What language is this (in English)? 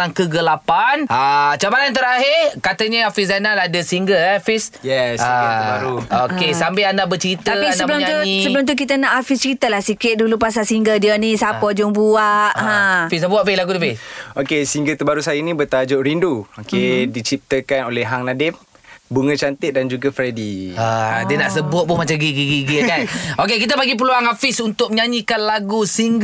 Malay